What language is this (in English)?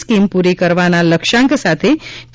Gujarati